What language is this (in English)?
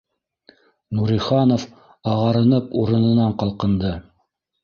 Bashkir